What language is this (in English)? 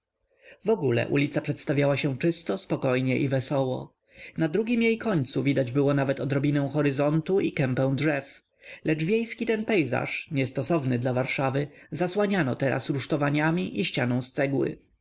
Polish